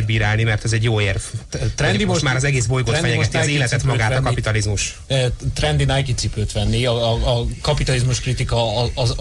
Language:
Hungarian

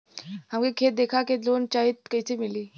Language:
Bhojpuri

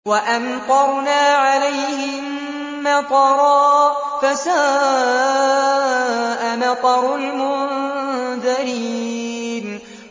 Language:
Arabic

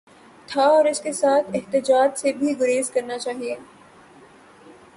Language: Urdu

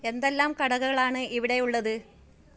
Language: Malayalam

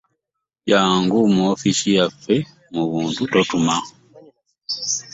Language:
Ganda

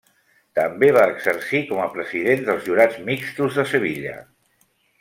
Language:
Catalan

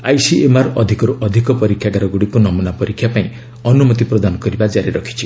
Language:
Odia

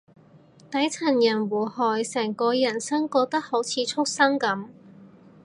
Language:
Cantonese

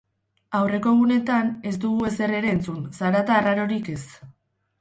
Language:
Basque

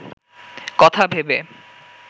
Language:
Bangla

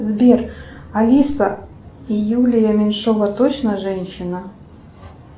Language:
Russian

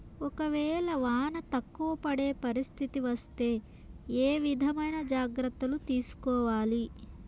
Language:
Telugu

